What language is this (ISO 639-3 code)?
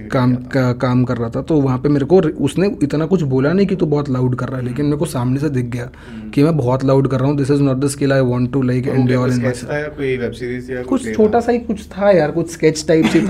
hin